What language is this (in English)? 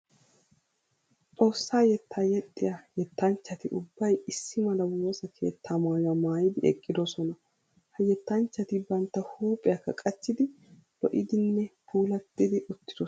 Wolaytta